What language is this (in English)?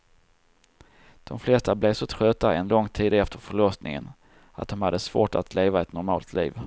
Swedish